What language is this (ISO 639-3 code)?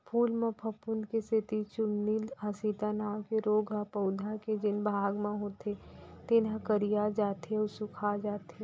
hne